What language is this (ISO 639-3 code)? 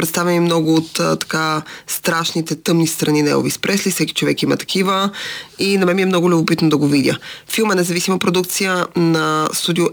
bul